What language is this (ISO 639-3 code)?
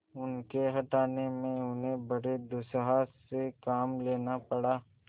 hin